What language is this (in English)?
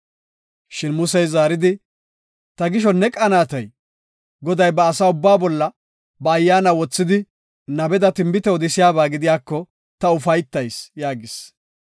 Gofa